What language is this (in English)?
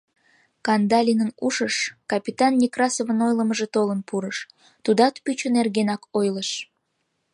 Mari